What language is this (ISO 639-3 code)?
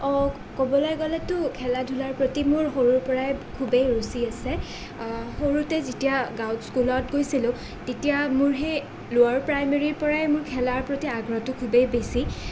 asm